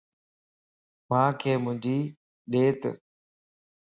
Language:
Lasi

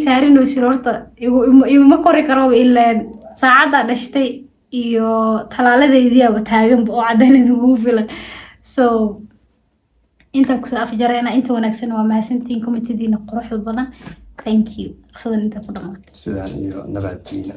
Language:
Arabic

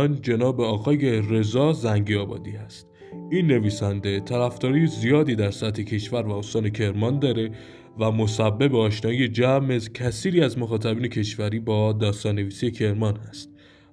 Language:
Persian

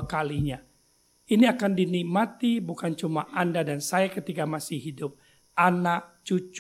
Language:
Indonesian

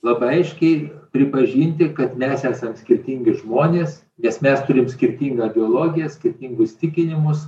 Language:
Lithuanian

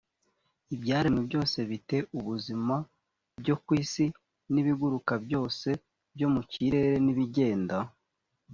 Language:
Kinyarwanda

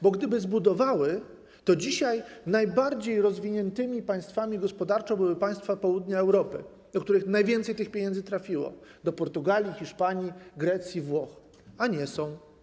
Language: Polish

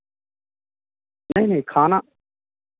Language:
Urdu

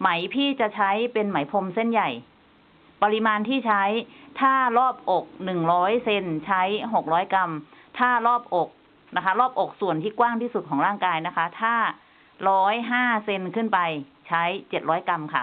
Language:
Thai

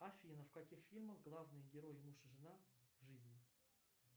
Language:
Russian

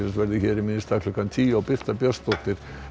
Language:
Icelandic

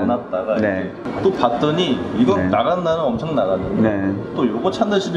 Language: Korean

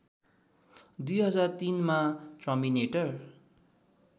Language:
Nepali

